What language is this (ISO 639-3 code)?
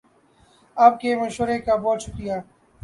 urd